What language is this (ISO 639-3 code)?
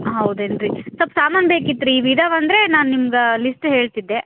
kan